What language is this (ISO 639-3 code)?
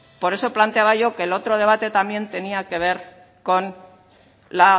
spa